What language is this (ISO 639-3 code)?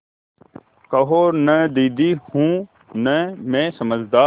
hin